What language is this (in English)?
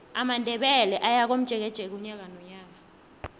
South Ndebele